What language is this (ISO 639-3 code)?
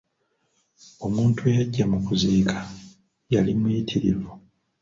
lug